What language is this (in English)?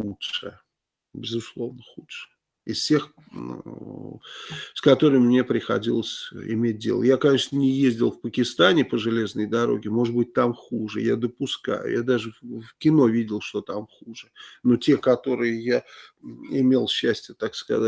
Russian